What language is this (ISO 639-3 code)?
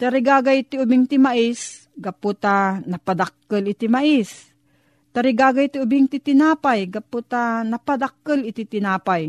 fil